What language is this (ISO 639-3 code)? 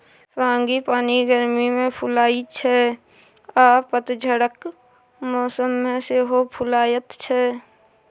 mai